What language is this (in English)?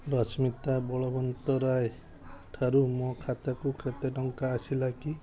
Odia